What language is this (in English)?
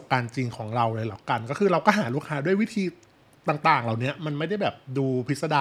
Thai